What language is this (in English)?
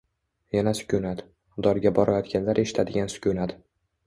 Uzbek